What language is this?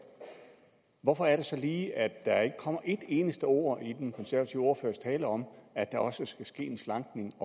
Danish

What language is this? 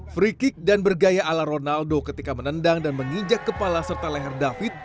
Indonesian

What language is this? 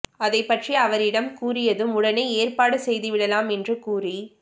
Tamil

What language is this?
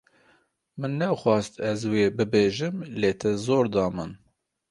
Kurdish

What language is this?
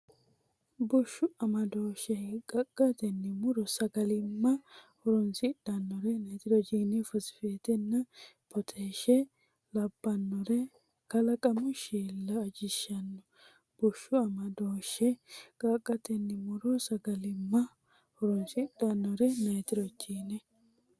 Sidamo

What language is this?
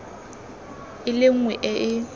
Tswana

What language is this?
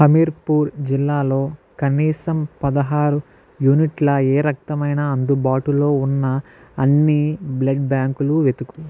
Telugu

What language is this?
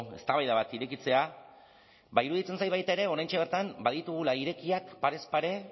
Basque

